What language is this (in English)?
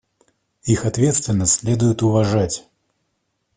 Russian